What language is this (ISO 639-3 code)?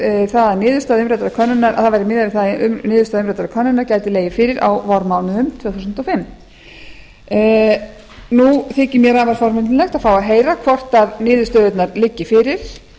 isl